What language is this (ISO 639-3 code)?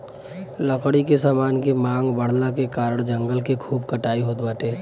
bho